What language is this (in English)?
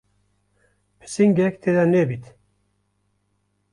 Kurdish